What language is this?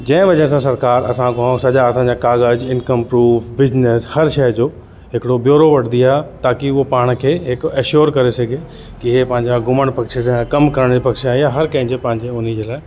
Sindhi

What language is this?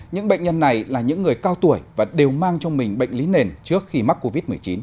Vietnamese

